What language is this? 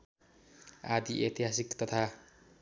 Nepali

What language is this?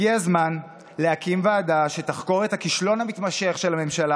Hebrew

